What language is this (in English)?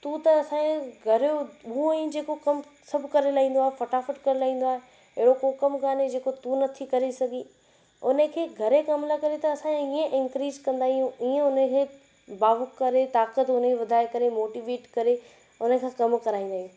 Sindhi